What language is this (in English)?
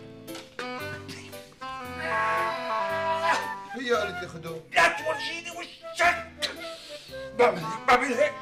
Arabic